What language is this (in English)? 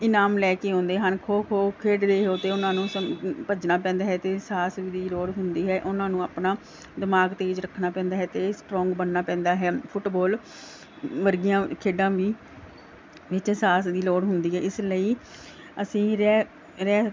Punjabi